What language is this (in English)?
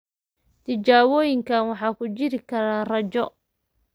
Somali